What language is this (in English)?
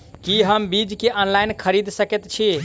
Maithili